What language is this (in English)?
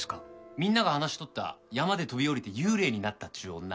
Japanese